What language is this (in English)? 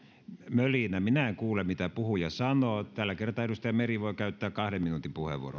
Finnish